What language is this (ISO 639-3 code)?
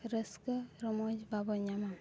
sat